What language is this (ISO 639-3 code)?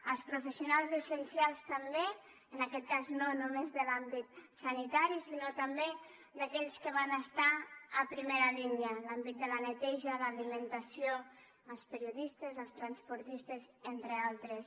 cat